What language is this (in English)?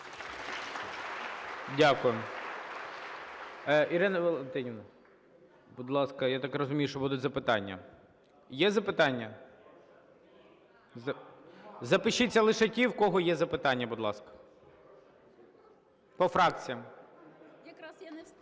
Ukrainian